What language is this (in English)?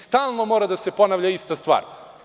Serbian